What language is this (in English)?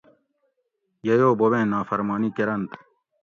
Gawri